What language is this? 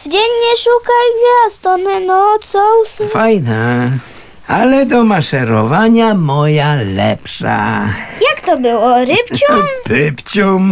Polish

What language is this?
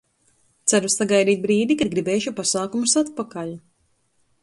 Latvian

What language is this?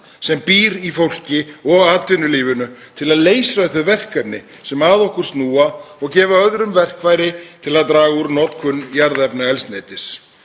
Icelandic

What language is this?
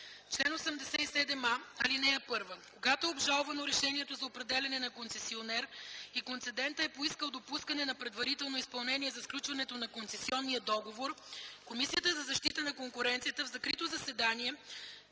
Bulgarian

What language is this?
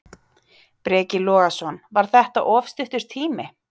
Icelandic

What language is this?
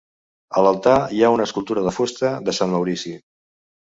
Catalan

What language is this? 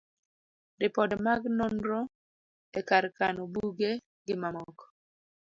Luo (Kenya and Tanzania)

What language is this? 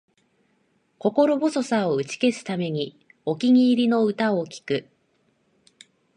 Japanese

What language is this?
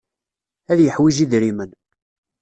Kabyle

